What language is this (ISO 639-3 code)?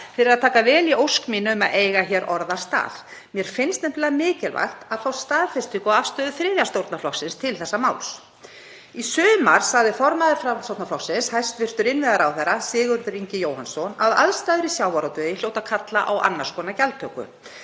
isl